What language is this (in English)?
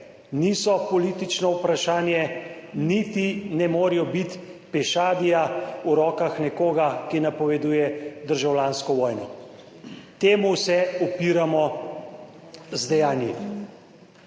Slovenian